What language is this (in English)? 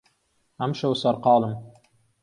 Central Kurdish